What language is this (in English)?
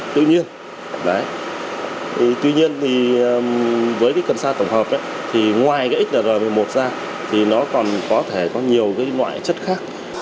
Vietnamese